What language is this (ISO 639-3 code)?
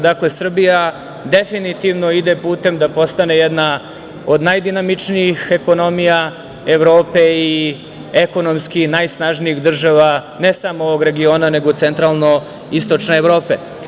srp